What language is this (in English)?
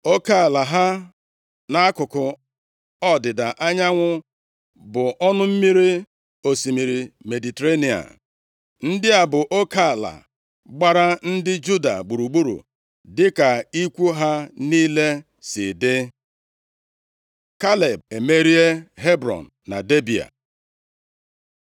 Igbo